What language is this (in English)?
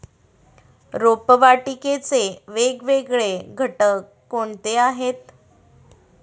Marathi